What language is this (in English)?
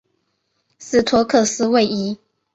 Chinese